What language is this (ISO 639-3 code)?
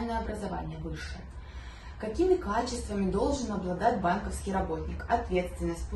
rus